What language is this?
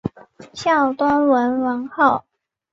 Chinese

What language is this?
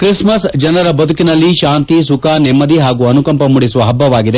Kannada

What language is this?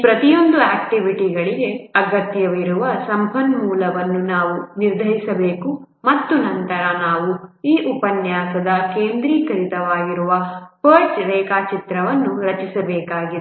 Kannada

